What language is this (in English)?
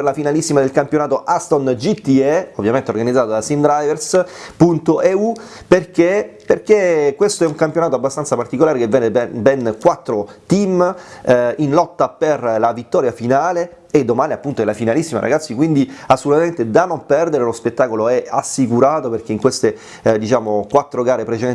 Italian